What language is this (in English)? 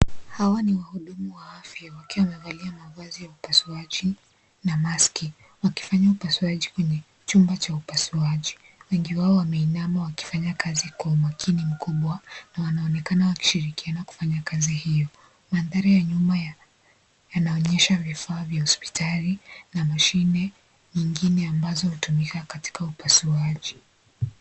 Swahili